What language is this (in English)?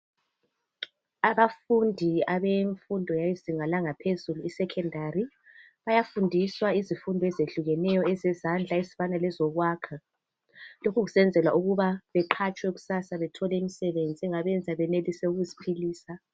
North Ndebele